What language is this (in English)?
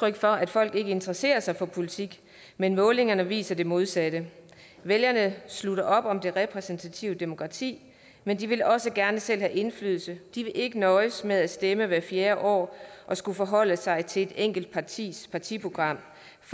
Danish